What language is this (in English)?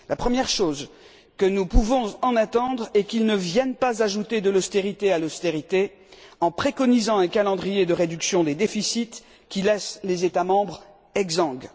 French